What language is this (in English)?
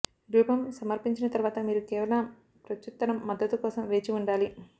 Telugu